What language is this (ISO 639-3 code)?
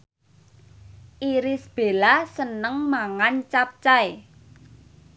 jav